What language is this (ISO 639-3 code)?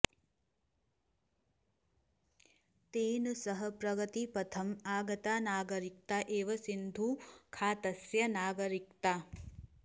san